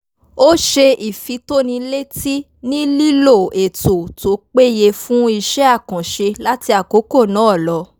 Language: Yoruba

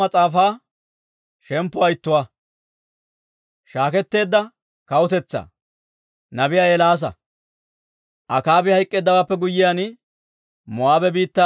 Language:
Dawro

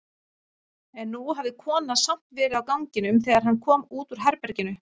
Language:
Icelandic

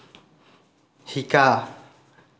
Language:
Assamese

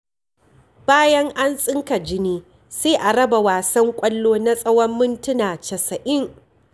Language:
Hausa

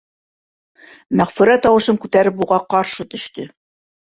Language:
Bashkir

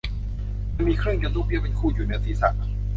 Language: Thai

